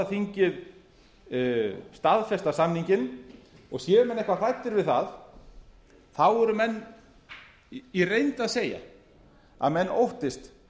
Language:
Icelandic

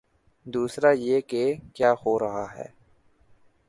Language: Urdu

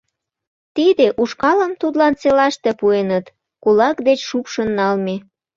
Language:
Mari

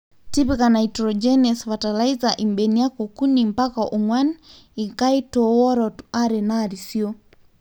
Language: Masai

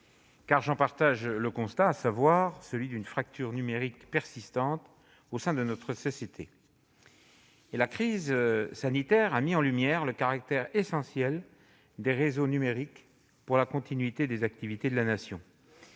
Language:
French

